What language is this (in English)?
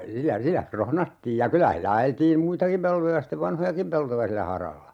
Finnish